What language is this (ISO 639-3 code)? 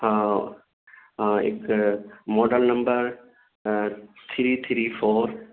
urd